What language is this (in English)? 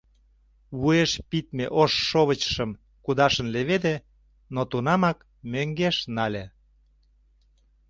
Mari